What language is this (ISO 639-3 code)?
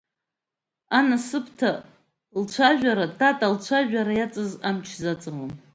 abk